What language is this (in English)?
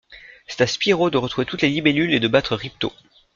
French